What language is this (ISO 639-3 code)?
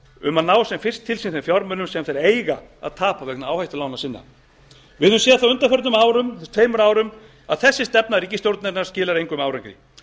isl